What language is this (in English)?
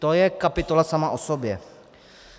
Czech